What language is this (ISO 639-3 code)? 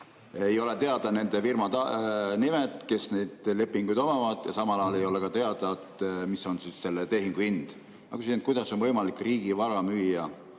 est